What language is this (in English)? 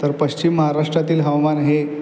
Marathi